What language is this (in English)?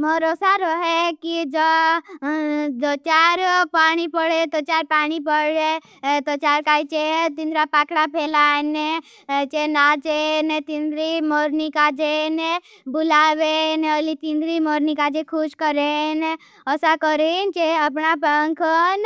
Bhili